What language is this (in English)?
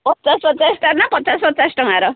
Odia